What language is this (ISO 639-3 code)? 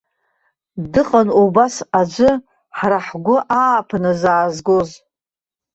abk